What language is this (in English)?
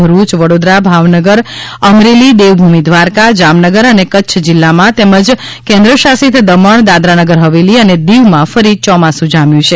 Gujarati